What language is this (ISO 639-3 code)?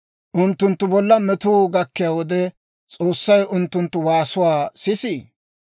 dwr